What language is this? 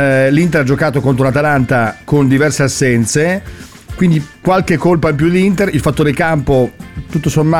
Italian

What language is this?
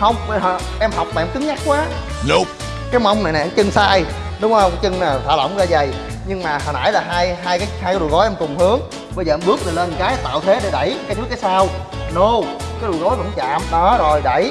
Vietnamese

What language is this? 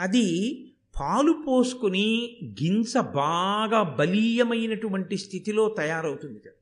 Telugu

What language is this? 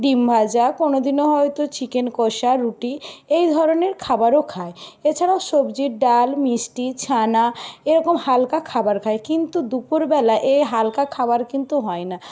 Bangla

